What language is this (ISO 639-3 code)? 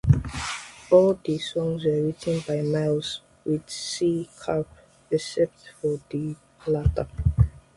eng